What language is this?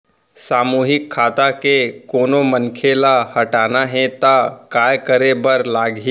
Chhattisgarhi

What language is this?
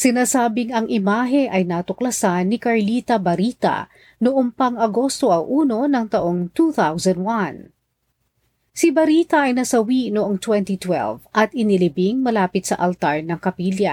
Filipino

